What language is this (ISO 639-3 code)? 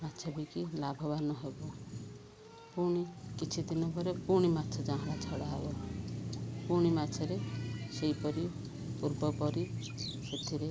ori